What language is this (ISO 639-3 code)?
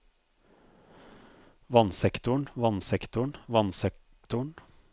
nor